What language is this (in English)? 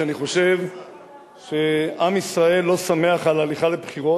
Hebrew